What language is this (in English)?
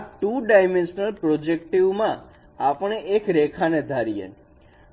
Gujarati